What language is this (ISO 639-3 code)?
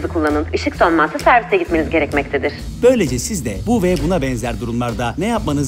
tur